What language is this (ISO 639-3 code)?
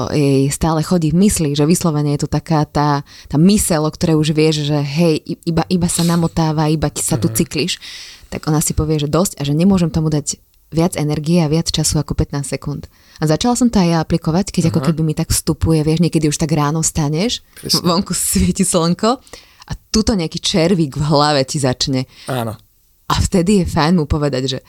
slk